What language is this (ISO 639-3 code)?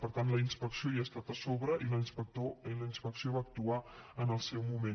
cat